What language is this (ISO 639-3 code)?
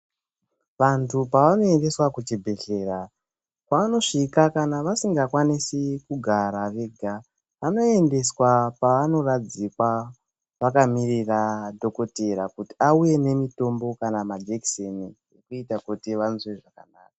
ndc